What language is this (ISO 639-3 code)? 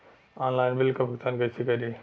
bho